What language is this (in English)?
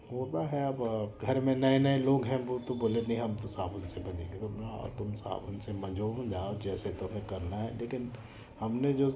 Hindi